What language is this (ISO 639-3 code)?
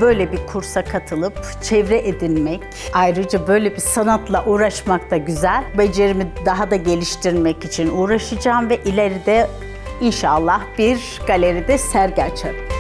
tur